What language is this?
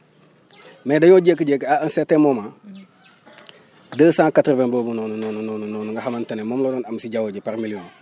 Wolof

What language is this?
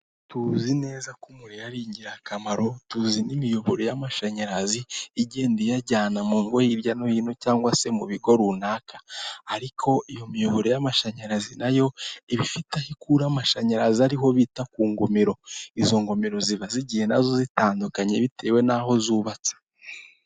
Kinyarwanda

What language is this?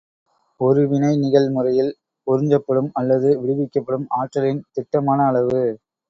Tamil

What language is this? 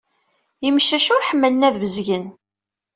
Kabyle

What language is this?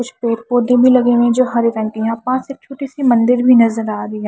Hindi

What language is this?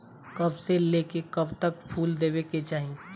Bhojpuri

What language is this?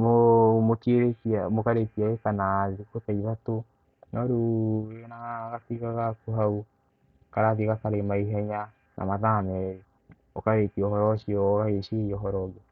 Kikuyu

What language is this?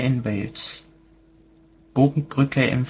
German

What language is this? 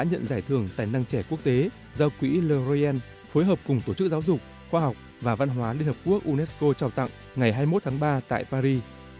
Vietnamese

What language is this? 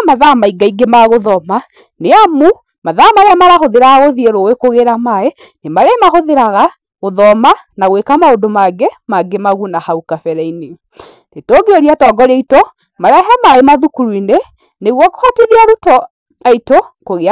Kikuyu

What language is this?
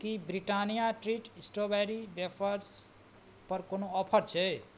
Maithili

